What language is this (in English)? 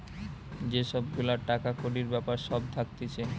Bangla